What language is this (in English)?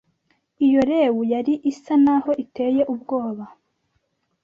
Kinyarwanda